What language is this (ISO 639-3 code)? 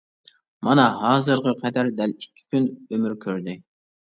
uig